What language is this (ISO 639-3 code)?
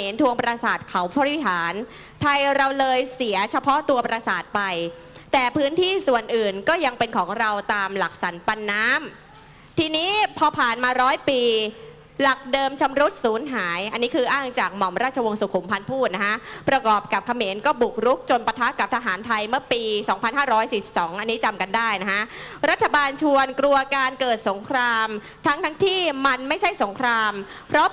tha